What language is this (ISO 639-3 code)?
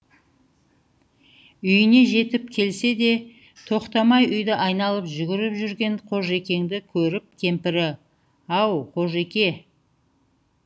kaz